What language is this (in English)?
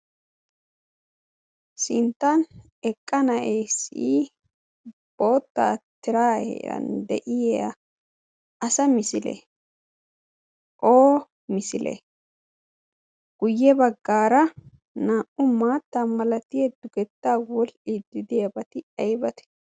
Wolaytta